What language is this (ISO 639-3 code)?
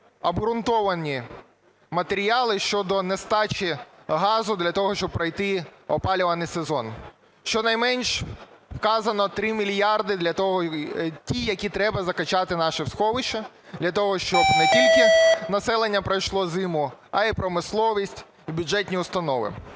ukr